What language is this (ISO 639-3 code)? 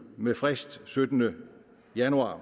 dan